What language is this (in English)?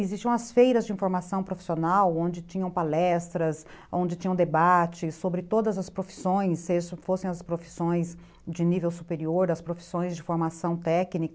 Portuguese